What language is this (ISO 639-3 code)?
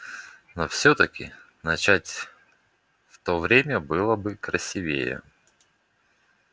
rus